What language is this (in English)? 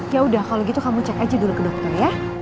Indonesian